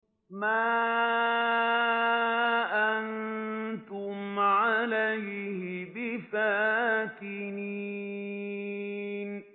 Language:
Arabic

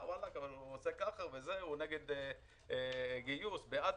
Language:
Hebrew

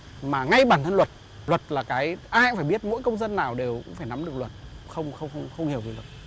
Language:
Vietnamese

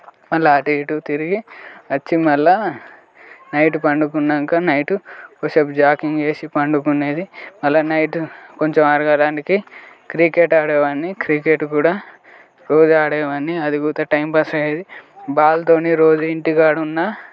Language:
Telugu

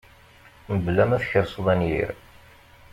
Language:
Kabyle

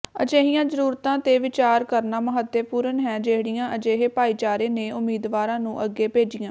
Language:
Punjabi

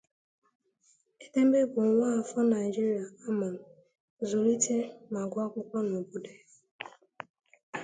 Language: Igbo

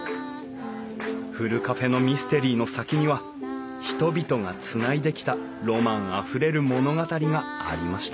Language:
Japanese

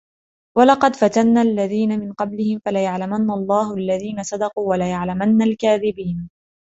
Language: Arabic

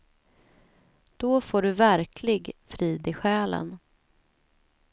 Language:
Swedish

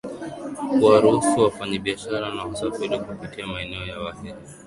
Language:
Swahili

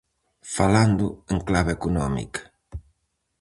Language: Galician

